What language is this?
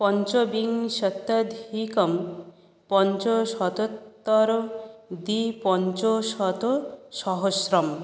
Sanskrit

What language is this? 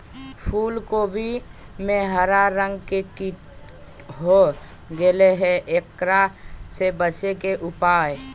Magahi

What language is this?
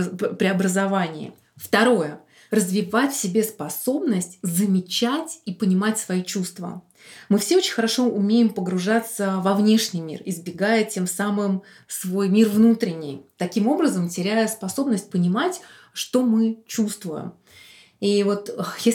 Russian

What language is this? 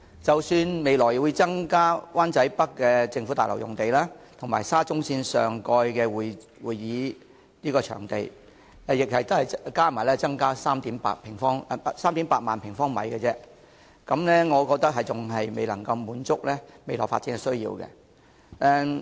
Cantonese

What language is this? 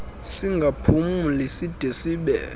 Xhosa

